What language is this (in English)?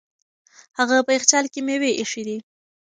Pashto